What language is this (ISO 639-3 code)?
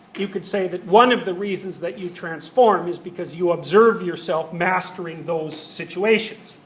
eng